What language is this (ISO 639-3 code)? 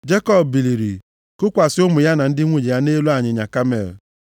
ibo